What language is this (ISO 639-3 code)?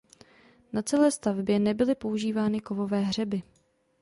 ces